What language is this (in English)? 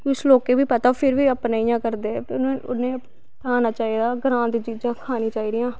Dogri